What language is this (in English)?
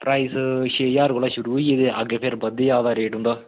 Dogri